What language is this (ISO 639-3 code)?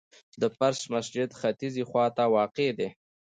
pus